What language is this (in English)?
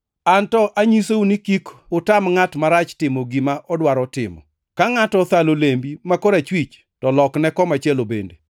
Luo (Kenya and Tanzania)